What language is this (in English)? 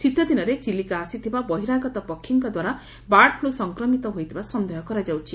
Odia